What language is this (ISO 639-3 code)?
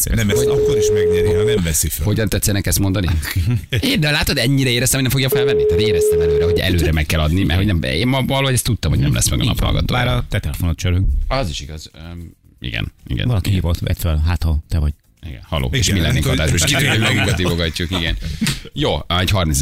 hun